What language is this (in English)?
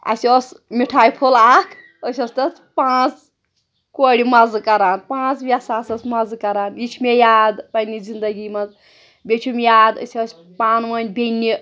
Kashmiri